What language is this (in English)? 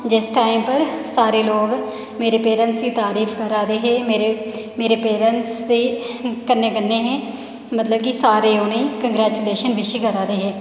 Dogri